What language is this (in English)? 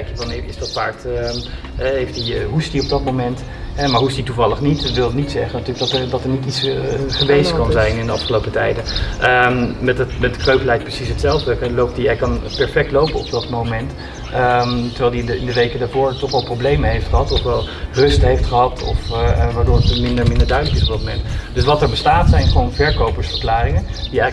Dutch